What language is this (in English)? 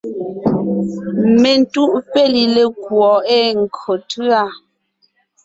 Ngiemboon